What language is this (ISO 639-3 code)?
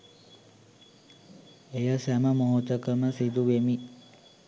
sin